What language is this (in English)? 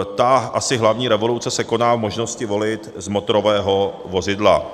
Czech